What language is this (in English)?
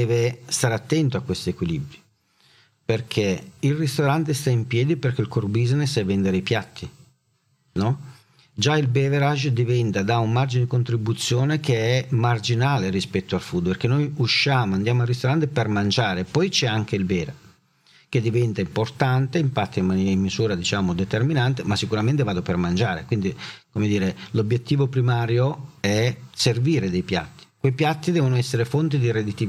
Italian